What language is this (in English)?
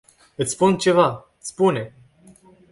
Romanian